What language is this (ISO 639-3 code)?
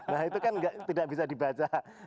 ind